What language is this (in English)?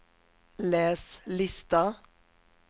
Swedish